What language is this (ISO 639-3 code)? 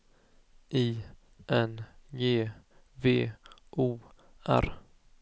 swe